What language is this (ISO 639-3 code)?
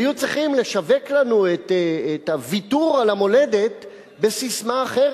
heb